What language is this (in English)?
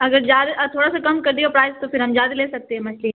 Urdu